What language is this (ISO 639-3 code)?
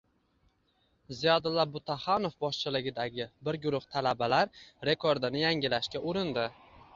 uzb